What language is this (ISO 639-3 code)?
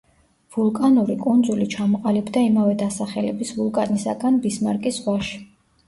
kat